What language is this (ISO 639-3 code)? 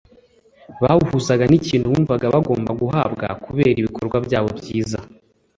kin